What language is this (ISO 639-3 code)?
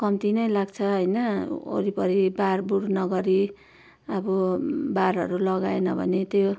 nep